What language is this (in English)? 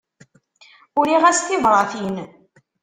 Kabyle